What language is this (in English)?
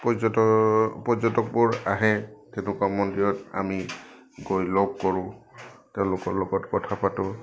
Assamese